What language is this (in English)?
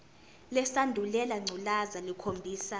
Zulu